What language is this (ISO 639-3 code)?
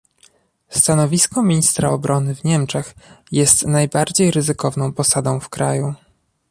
pol